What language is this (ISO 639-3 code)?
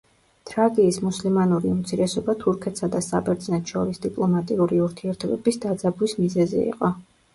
kat